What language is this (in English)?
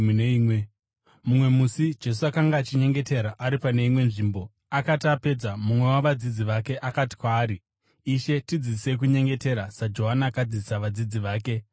Shona